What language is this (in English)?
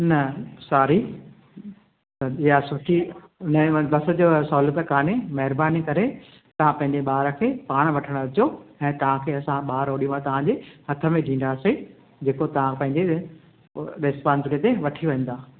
Sindhi